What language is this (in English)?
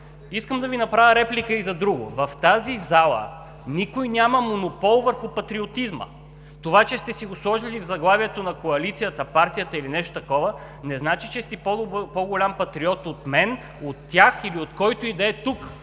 Bulgarian